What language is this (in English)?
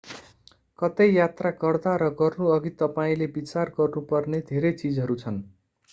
Nepali